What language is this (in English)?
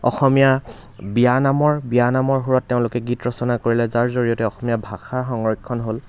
Assamese